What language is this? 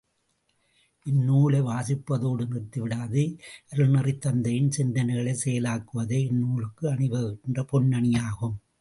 Tamil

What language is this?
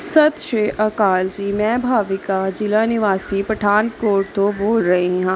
Punjabi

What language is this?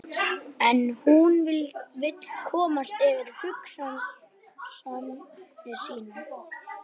Icelandic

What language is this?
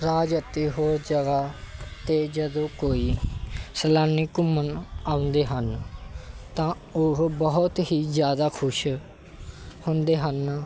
Punjabi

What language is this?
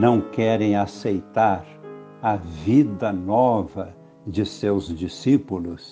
Portuguese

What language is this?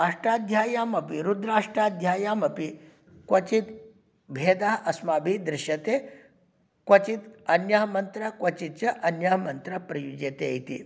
Sanskrit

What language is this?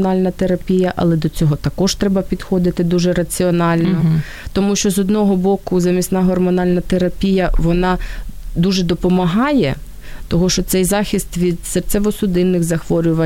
Ukrainian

